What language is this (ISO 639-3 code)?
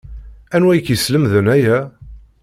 kab